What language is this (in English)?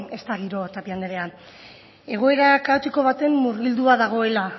Basque